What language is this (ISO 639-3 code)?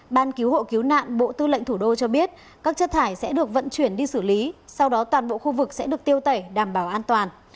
vie